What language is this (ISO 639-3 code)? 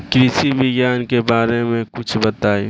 bho